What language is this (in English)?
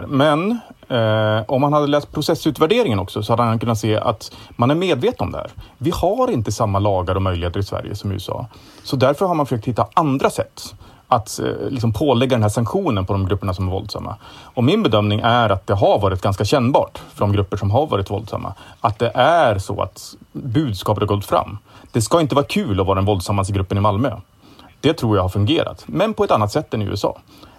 Swedish